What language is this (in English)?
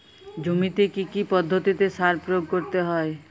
Bangla